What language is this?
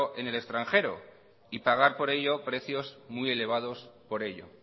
Spanish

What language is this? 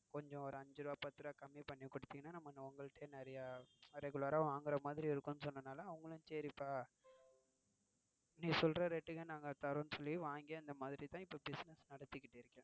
Tamil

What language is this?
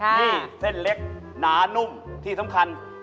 Thai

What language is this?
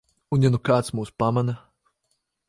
Latvian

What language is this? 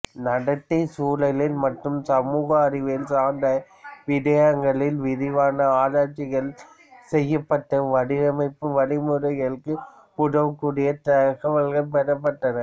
Tamil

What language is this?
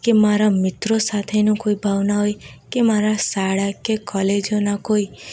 Gujarati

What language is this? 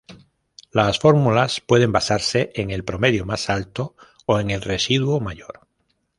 Spanish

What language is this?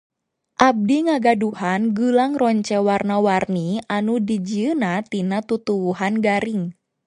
Sundanese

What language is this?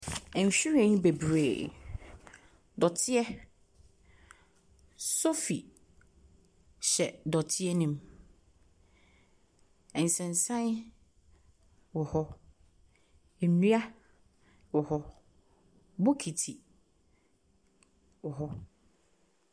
Akan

